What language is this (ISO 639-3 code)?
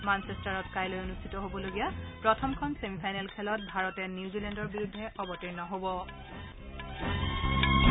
asm